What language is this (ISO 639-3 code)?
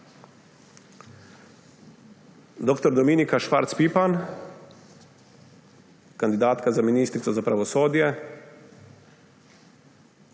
slv